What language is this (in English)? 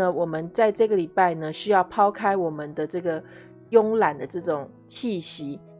Chinese